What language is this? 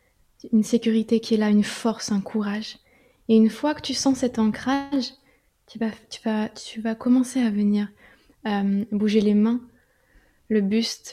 French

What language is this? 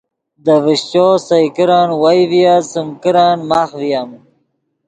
Yidgha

